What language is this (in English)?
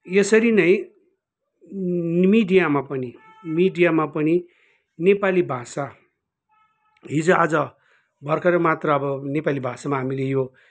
Nepali